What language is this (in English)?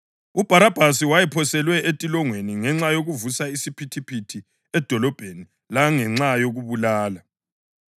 North Ndebele